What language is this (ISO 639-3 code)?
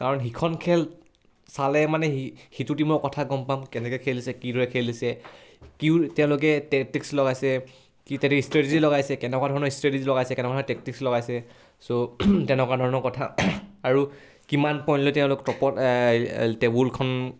asm